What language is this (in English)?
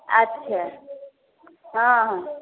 Maithili